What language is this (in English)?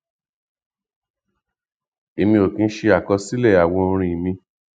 Yoruba